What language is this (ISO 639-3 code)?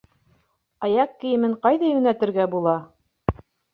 bak